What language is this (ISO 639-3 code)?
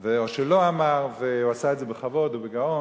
heb